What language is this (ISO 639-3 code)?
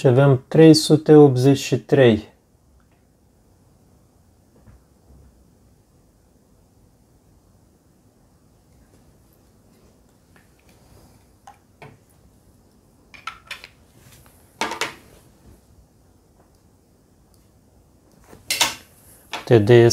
ron